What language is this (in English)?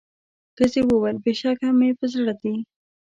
Pashto